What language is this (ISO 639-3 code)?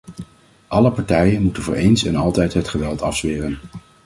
nld